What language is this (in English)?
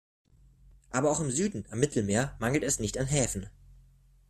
German